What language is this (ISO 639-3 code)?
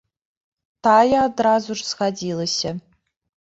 bel